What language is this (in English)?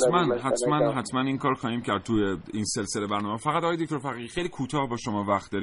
Persian